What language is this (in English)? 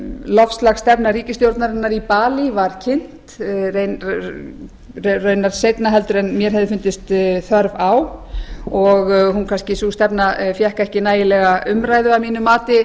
Icelandic